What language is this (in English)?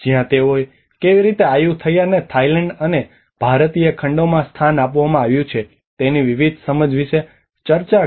Gujarati